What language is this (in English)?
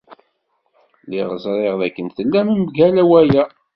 Kabyle